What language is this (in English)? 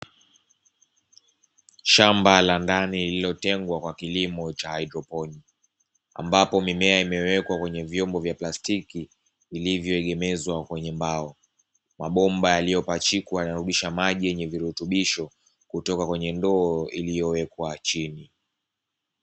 Swahili